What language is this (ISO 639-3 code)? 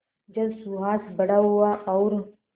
hin